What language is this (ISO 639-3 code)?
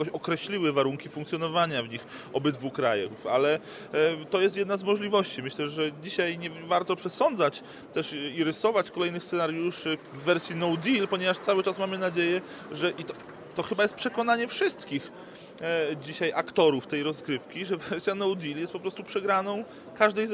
pol